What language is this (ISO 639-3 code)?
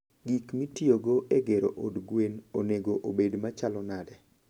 luo